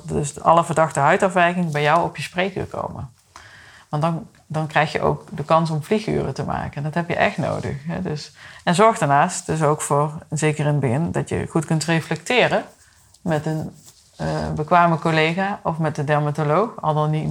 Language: Dutch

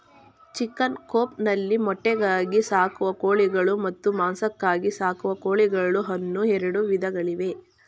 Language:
Kannada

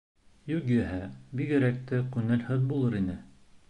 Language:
Bashkir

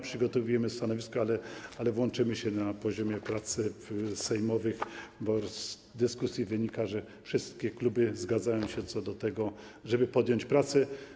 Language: Polish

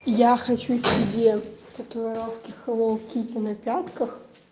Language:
Russian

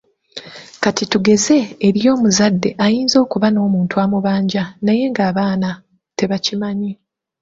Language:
Ganda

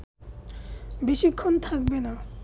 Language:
Bangla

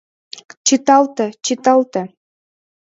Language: Mari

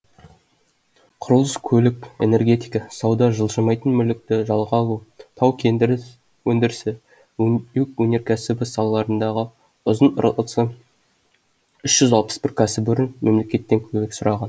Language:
Kazakh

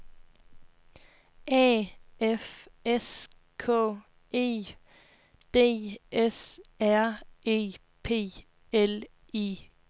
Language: Danish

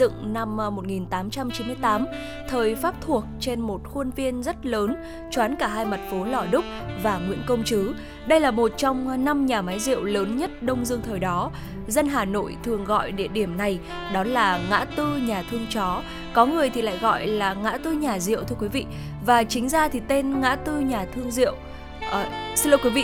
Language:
Vietnamese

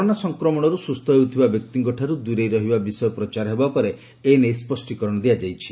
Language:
Odia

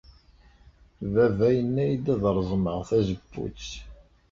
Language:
Kabyle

